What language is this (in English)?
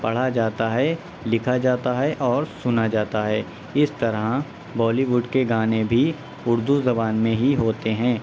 Urdu